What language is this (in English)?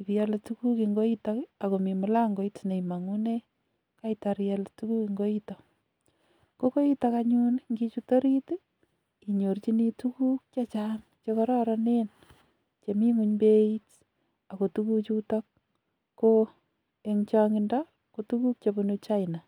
Kalenjin